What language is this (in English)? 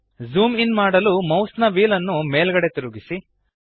Kannada